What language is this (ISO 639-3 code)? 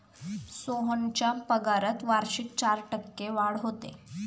mar